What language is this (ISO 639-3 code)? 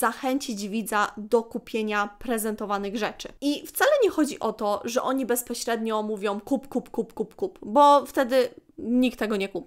pol